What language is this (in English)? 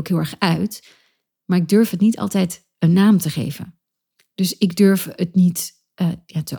Dutch